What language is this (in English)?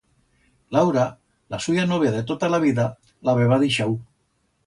Aragonese